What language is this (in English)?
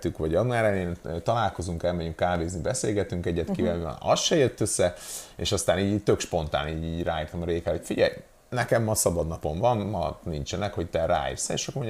Hungarian